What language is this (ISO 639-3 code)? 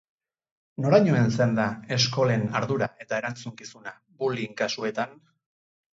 eus